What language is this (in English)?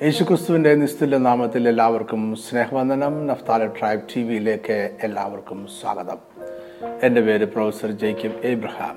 Malayalam